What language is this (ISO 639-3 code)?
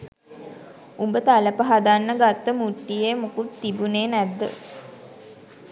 sin